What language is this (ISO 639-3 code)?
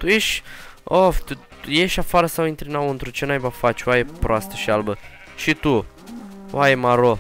ron